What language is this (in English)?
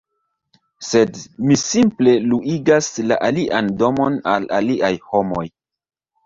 Esperanto